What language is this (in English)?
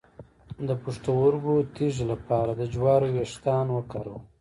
Pashto